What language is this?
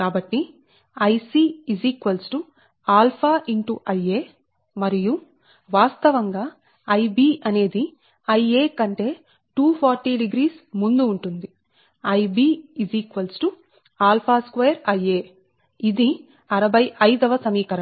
Telugu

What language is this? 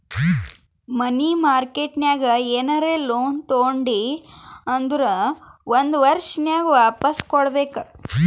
Kannada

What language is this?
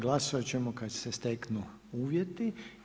Croatian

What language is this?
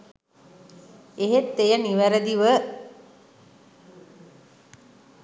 Sinhala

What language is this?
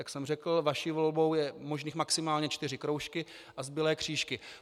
Czech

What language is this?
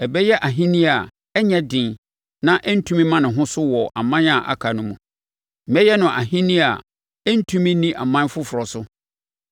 Akan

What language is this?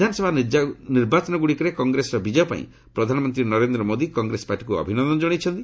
Odia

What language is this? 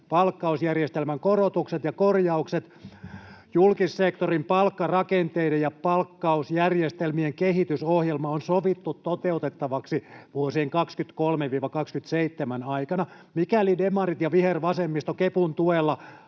Finnish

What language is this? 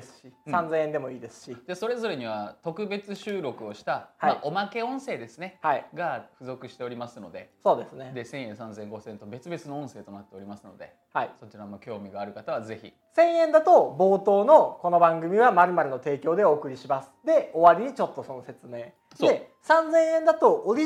Japanese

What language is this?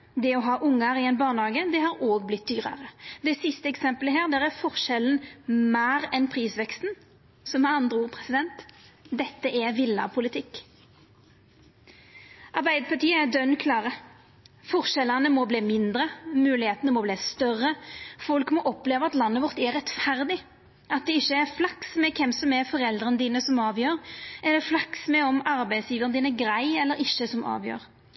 Norwegian Nynorsk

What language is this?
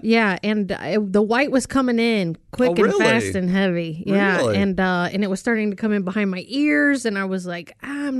English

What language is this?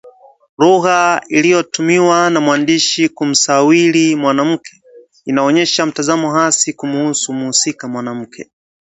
Swahili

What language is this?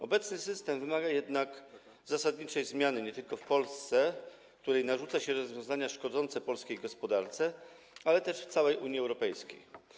Polish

